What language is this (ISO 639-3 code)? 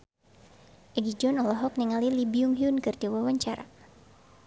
sun